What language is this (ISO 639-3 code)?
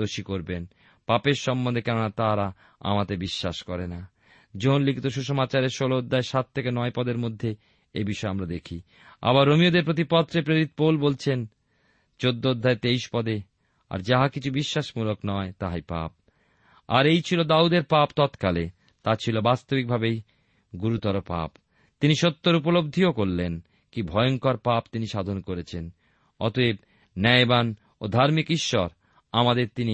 ben